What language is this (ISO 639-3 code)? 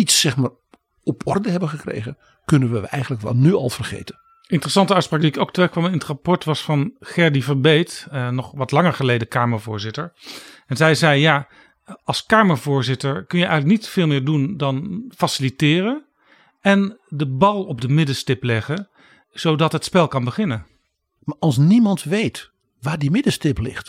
nld